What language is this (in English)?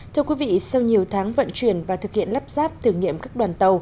Vietnamese